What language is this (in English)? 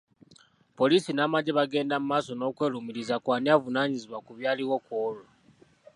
Ganda